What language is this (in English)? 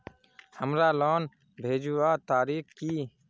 Magahi